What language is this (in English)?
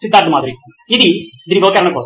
Telugu